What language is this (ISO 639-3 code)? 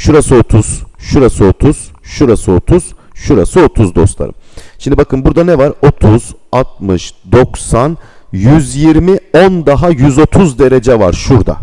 tur